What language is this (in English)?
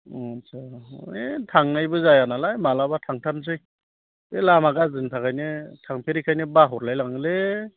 Bodo